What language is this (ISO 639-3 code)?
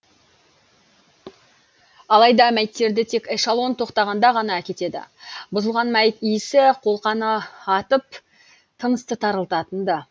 kaz